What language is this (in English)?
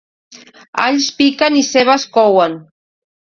Catalan